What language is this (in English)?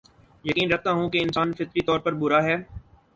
Urdu